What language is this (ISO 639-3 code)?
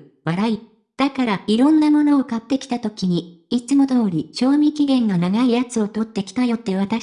jpn